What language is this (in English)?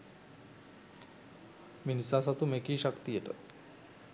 Sinhala